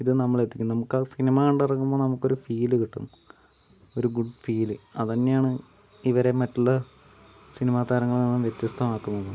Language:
Malayalam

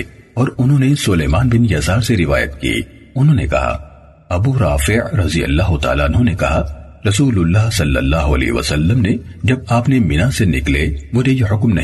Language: Urdu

